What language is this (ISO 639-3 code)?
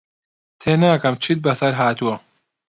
ckb